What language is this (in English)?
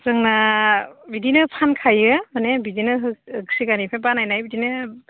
Bodo